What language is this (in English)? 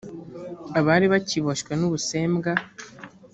Kinyarwanda